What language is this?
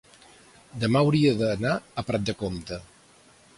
Catalan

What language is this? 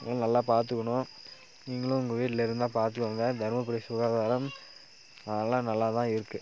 Tamil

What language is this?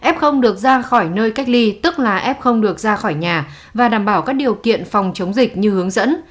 Vietnamese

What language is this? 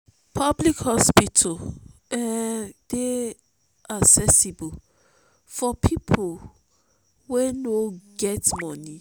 Nigerian Pidgin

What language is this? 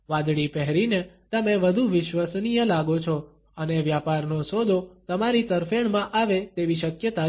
Gujarati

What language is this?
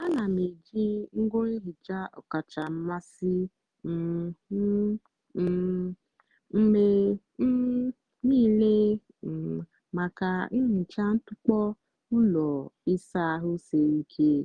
Igbo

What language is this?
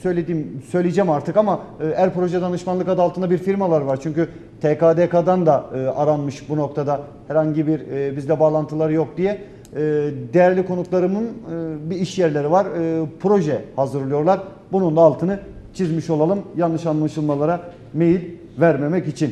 Turkish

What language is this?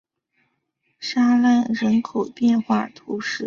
Chinese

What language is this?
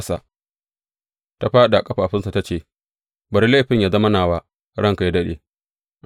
Hausa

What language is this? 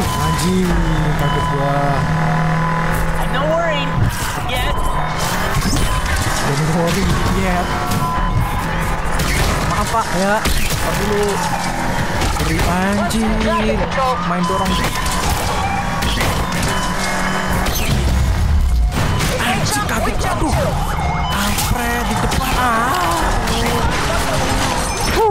Indonesian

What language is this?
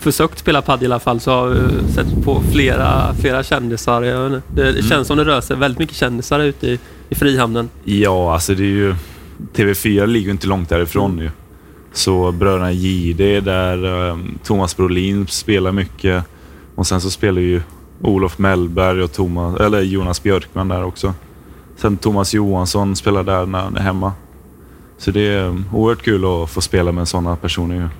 Swedish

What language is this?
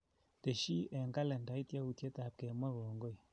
Kalenjin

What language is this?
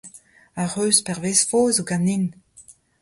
Breton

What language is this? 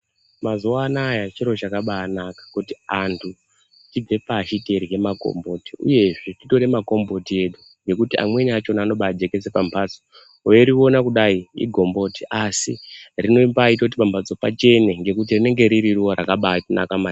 Ndau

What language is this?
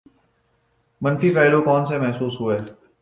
Urdu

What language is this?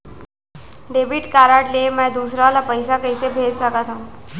Chhattisgarhi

